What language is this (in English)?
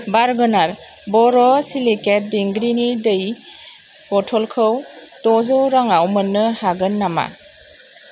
Bodo